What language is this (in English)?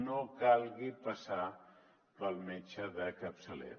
Catalan